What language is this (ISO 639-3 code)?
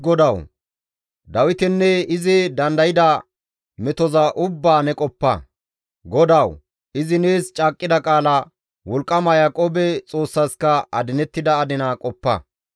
gmv